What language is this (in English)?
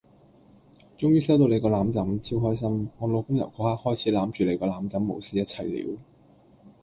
Cantonese